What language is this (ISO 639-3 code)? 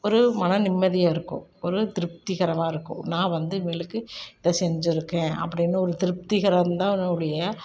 tam